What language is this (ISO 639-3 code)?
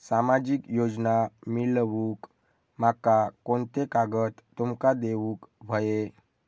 mar